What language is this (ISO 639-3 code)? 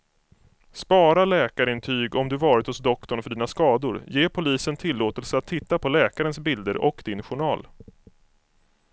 swe